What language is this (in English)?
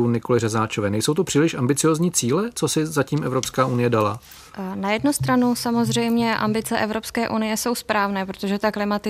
Czech